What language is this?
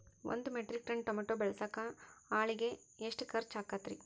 Kannada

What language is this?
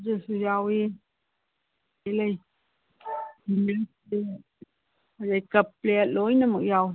Manipuri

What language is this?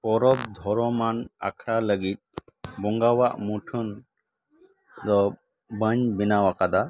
Santali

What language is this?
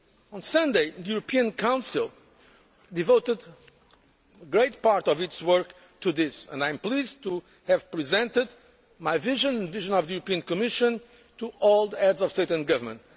English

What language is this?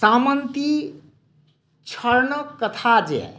Maithili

